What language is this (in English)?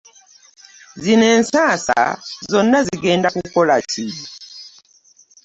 Ganda